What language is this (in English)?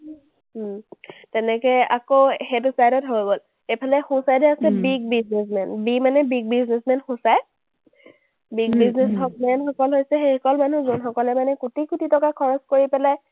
Assamese